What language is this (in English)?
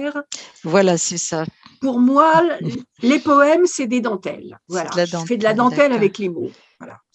French